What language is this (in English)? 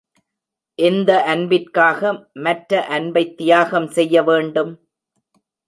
Tamil